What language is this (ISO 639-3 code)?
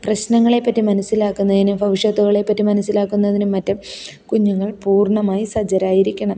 mal